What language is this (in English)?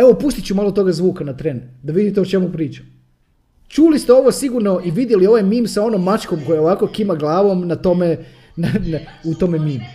Croatian